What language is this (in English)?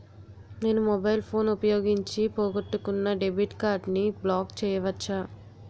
Telugu